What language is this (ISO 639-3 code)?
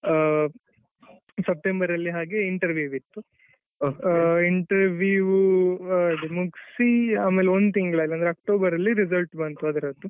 kan